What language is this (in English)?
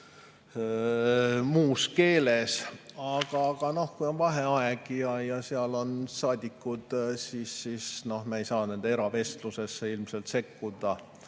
Estonian